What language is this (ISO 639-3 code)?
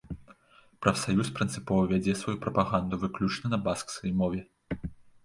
bel